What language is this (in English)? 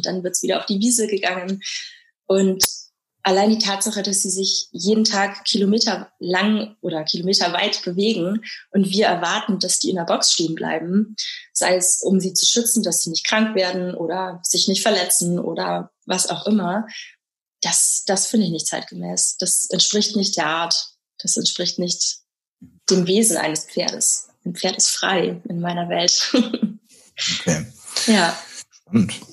German